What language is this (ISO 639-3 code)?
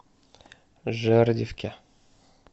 rus